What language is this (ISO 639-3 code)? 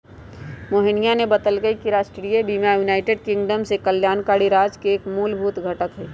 mag